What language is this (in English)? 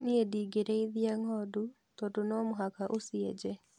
Kikuyu